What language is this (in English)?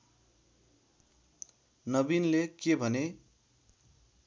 Nepali